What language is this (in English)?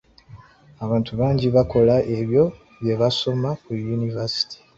Ganda